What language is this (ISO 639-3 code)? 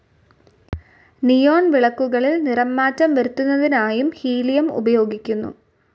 mal